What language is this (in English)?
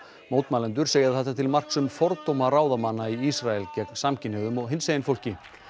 Icelandic